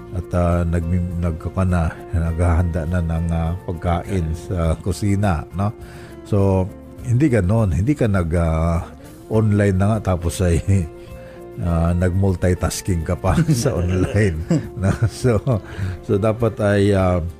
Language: Filipino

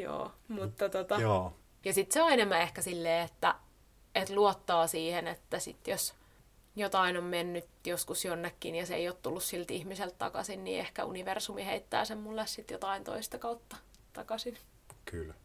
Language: Finnish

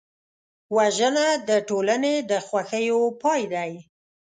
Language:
Pashto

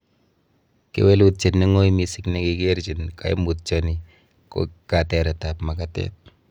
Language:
Kalenjin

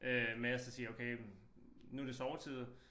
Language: Danish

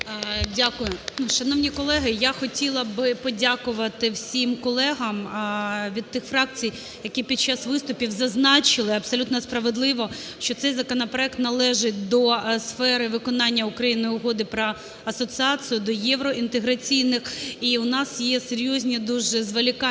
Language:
Ukrainian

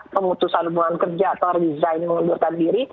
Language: Indonesian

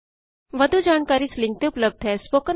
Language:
Punjabi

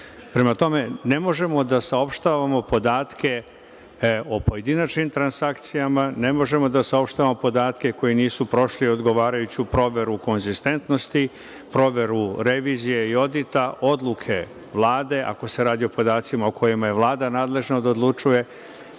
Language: Serbian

